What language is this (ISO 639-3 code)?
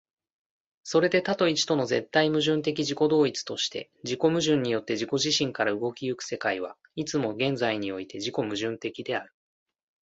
jpn